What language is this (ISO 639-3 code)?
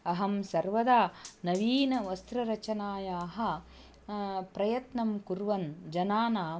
san